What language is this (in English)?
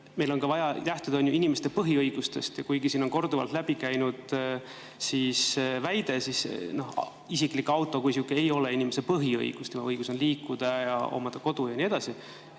Estonian